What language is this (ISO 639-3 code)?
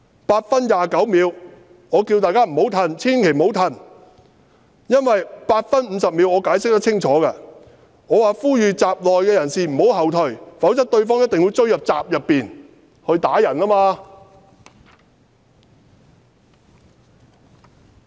yue